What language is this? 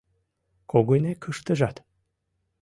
Mari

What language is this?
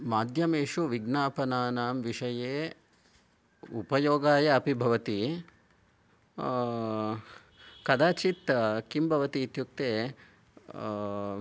Sanskrit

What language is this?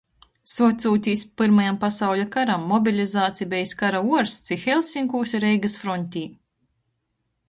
Latgalian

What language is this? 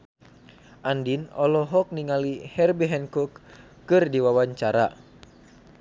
Sundanese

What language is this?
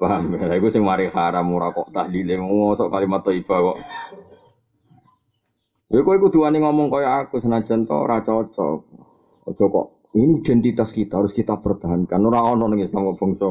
Malay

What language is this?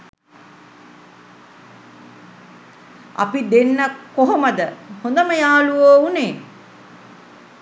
Sinhala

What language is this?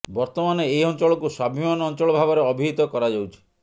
Odia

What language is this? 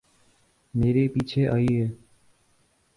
Urdu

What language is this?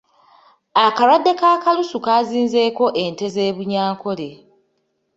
Ganda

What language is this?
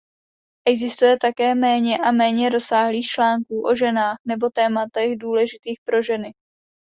Czech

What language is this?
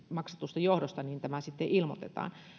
Finnish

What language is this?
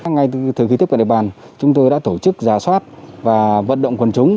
Vietnamese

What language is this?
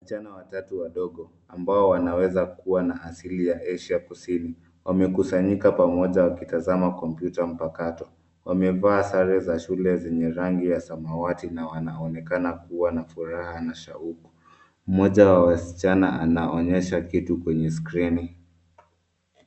Swahili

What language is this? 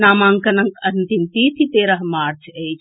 Maithili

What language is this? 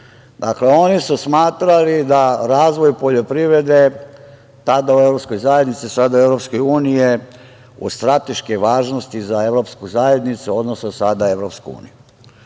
Serbian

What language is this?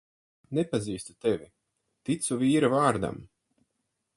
Latvian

